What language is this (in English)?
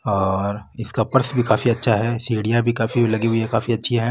Marwari